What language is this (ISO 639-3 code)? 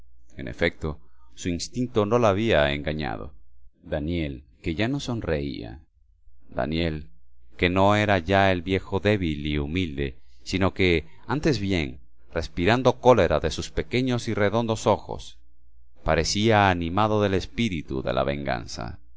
spa